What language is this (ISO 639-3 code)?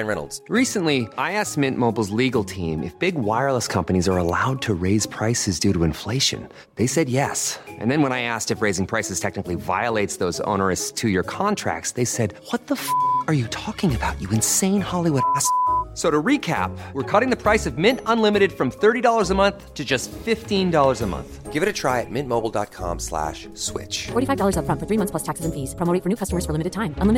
urd